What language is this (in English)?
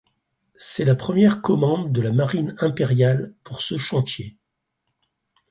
French